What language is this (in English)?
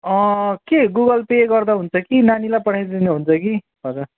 Nepali